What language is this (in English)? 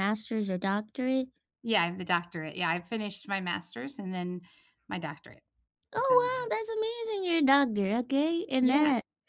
English